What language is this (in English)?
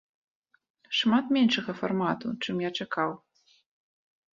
Belarusian